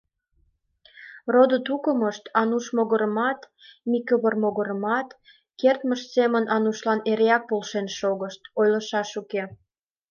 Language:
Mari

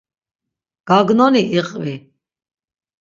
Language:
Laz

